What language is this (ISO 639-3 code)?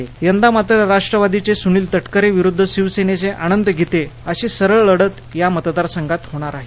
mar